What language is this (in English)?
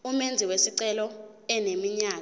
Zulu